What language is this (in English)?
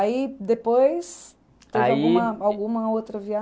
Portuguese